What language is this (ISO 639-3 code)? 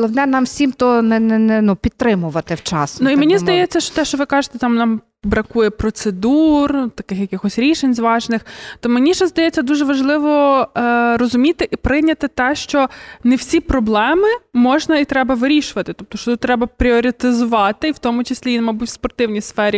ukr